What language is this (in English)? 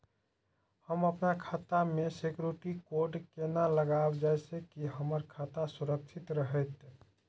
Maithili